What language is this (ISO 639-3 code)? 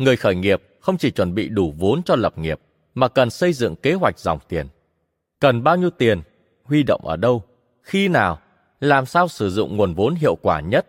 vie